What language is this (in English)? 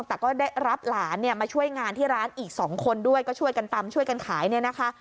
Thai